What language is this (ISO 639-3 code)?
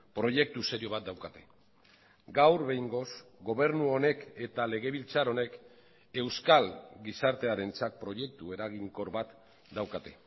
eus